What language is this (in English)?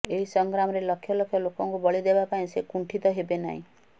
Odia